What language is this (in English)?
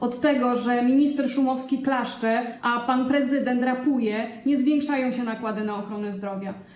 Polish